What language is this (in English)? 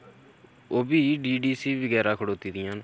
Dogri